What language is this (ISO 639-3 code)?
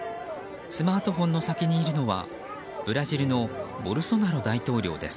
jpn